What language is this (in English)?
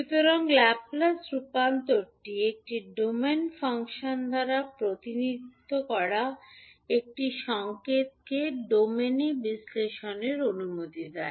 Bangla